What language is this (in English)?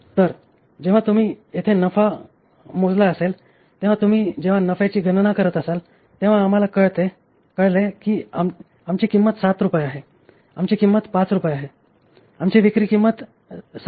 Marathi